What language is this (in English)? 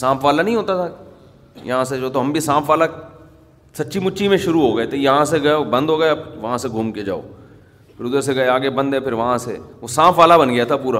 Urdu